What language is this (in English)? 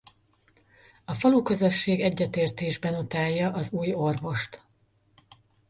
Hungarian